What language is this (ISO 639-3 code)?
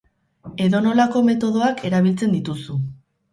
eus